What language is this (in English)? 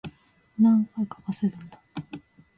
Japanese